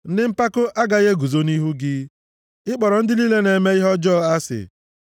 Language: Igbo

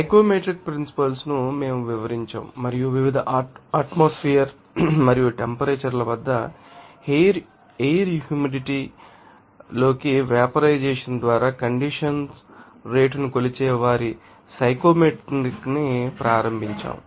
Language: Telugu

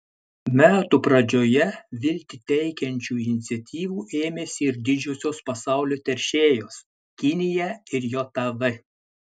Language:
Lithuanian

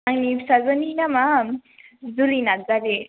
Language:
Bodo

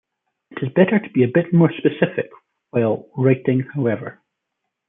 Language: English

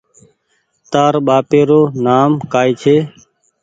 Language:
Goaria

